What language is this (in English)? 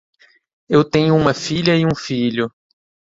Portuguese